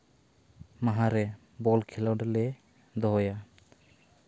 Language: Santali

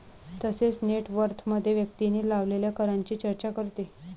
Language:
Marathi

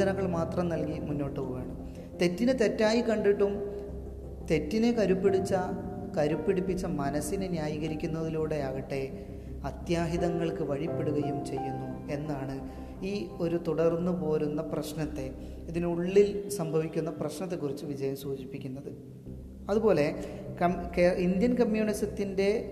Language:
Malayalam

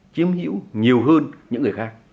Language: Vietnamese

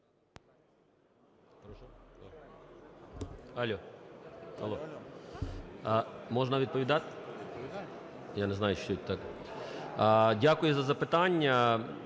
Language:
Ukrainian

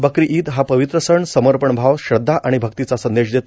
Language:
Marathi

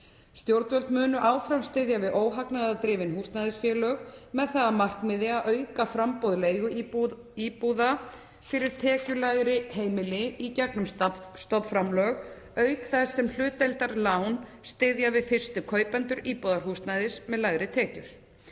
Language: Icelandic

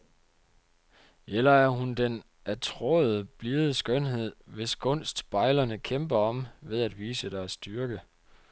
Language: Danish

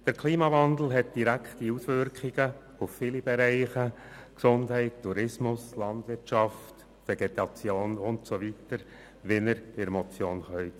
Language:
Swiss German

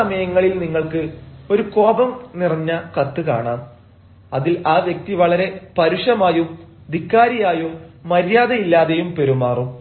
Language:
Malayalam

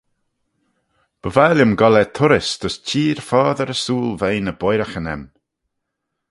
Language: Manx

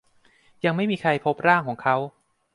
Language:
Thai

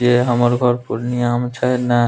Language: Maithili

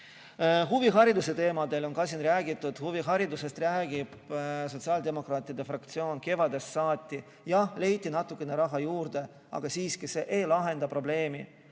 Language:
Estonian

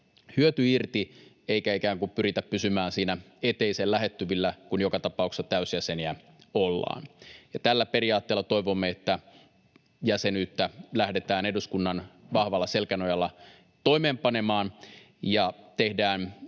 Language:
Finnish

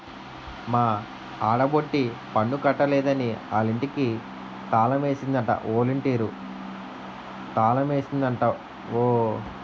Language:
Telugu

